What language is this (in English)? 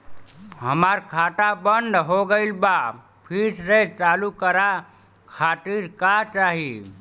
Bhojpuri